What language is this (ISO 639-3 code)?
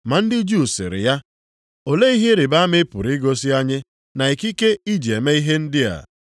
ibo